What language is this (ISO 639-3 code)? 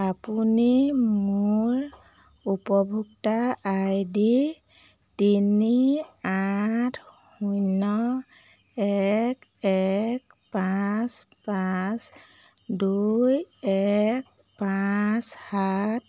asm